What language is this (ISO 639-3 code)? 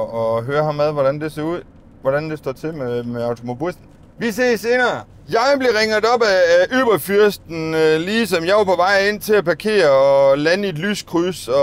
dan